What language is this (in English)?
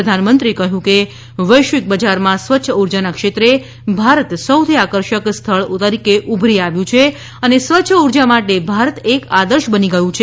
Gujarati